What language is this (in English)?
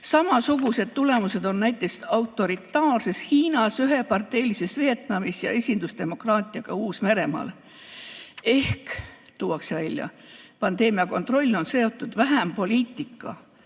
Estonian